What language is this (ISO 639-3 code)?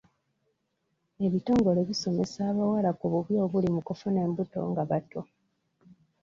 lug